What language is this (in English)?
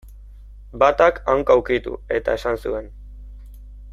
Basque